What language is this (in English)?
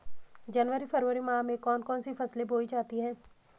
Hindi